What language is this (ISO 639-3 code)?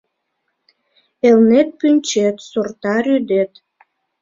chm